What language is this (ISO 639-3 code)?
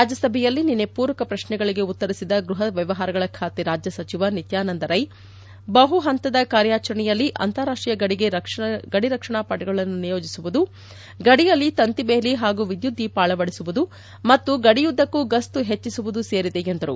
kan